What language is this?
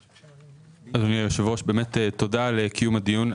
Hebrew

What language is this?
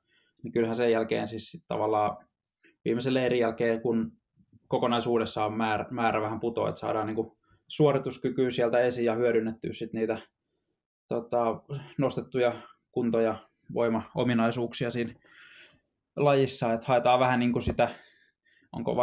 Finnish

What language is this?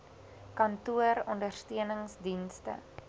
Afrikaans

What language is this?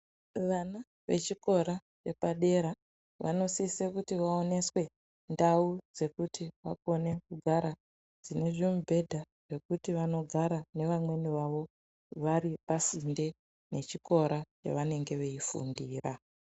Ndau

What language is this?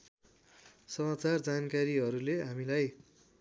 Nepali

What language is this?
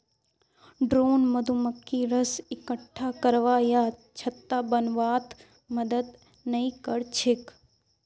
Magahi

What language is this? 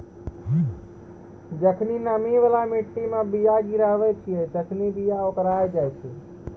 Maithili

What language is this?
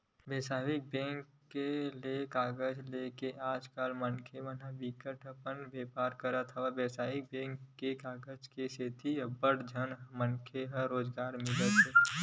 Chhattisgarhi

